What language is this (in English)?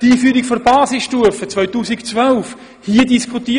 Swiss German